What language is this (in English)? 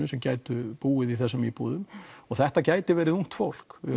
Icelandic